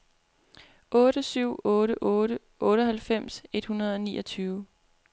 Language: Danish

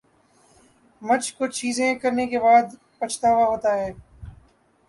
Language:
Urdu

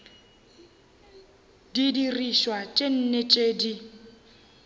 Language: Northern Sotho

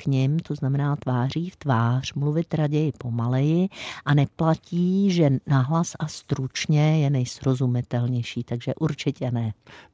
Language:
Czech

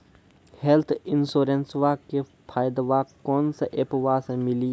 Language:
Maithili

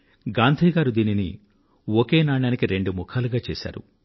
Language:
Telugu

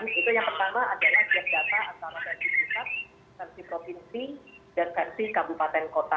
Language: Indonesian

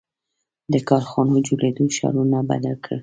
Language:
Pashto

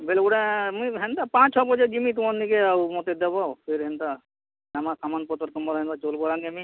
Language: Odia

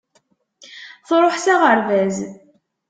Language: Kabyle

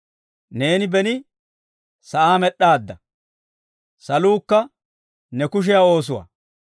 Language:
Dawro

